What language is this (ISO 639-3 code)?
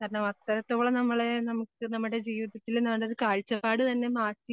mal